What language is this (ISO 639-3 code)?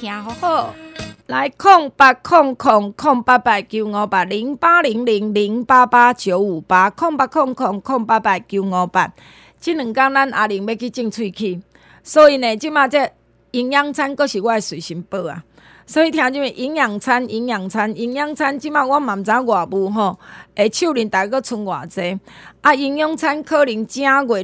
zho